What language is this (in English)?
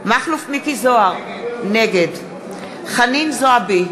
Hebrew